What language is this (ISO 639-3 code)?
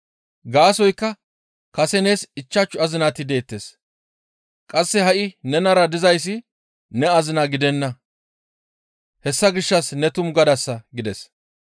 gmv